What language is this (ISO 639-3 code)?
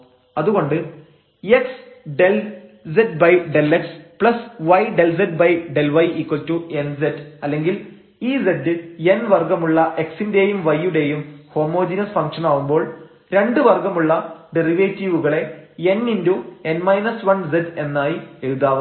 mal